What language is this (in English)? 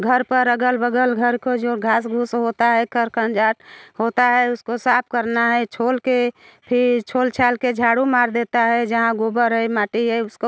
Hindi